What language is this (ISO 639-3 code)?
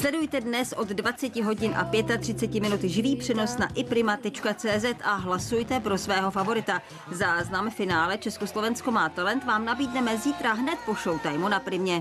ces